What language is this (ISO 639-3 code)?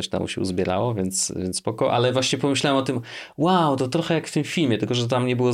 pol